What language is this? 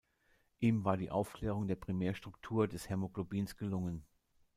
German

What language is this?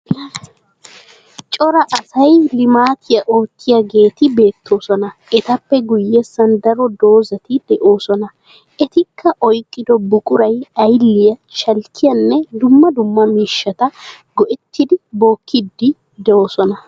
Wolaytta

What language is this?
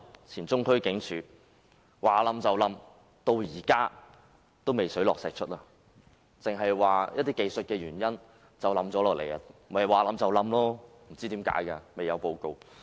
Cantonese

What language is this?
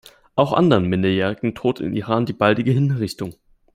German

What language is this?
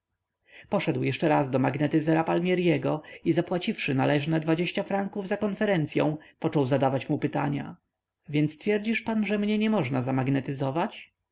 Polish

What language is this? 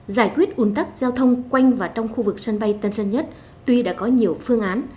Vietnamese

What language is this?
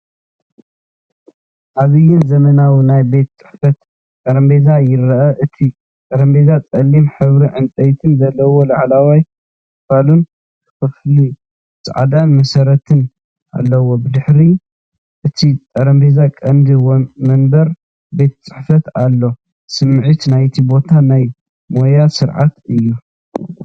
Tigrinya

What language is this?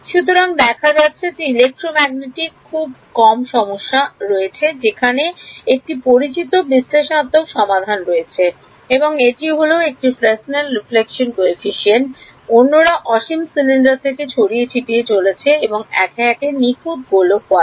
Bangla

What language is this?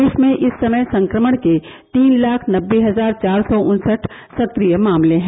Hindi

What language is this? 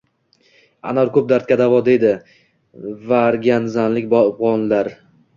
Uzbek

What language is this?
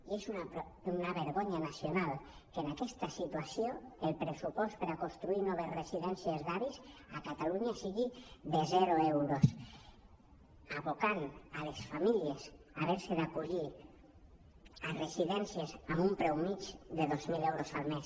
Catalan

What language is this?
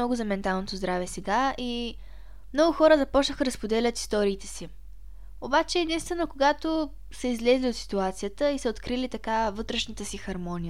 Bulgarian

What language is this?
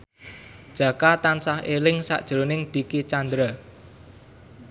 Javanese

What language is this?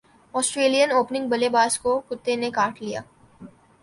Urdu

